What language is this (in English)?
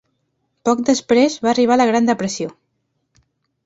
Catalan